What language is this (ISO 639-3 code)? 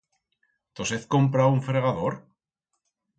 arg